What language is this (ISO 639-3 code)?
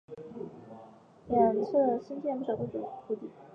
zho